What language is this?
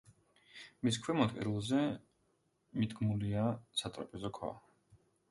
Georgian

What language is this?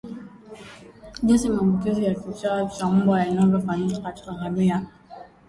Swahili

